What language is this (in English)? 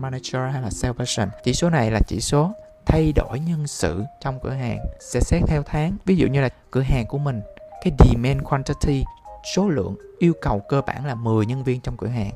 Vietnamese